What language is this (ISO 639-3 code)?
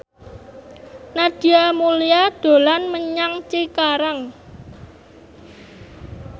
jav